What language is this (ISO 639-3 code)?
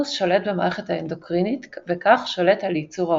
heb